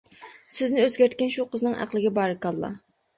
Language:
Uyghur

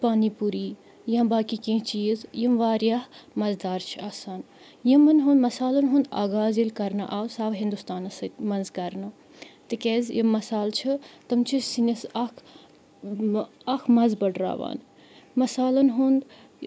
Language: Kashmiri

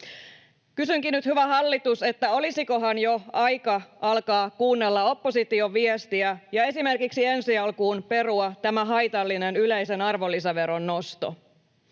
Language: Finnish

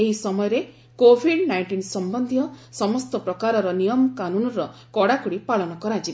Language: Odia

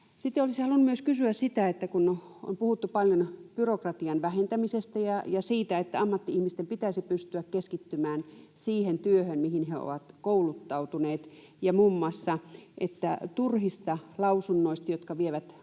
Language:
Finnish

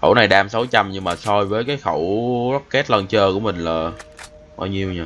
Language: Vietnamese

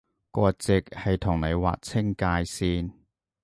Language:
Cantonese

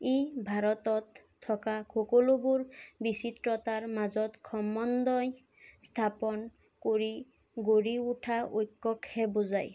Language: Assamese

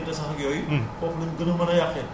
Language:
Wolof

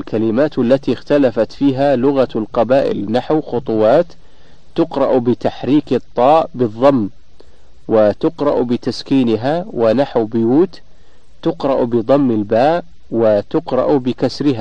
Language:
Arabic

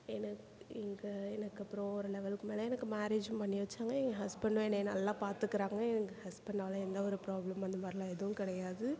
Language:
Tamil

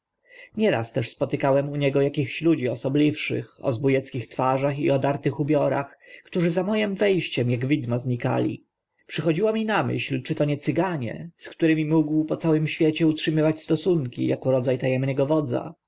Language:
Polish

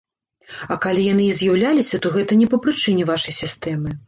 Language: Belarusian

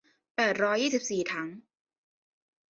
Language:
Thai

